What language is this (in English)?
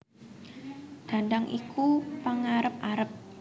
Javanese